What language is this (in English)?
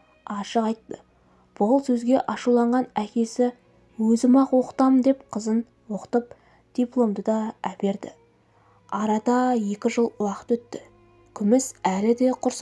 Turkish